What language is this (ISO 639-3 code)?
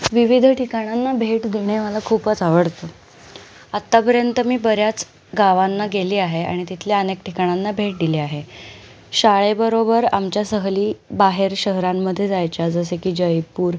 mar